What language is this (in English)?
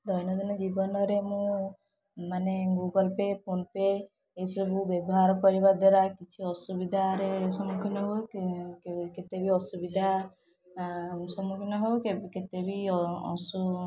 Odia